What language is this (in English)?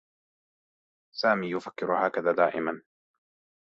Arabic